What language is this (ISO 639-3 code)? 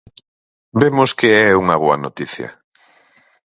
glg